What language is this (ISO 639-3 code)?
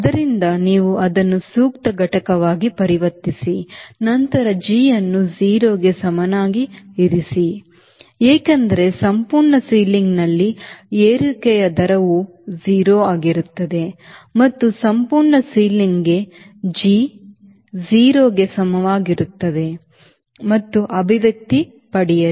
kan